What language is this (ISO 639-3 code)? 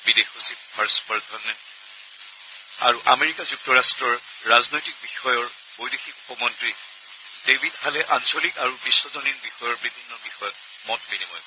asm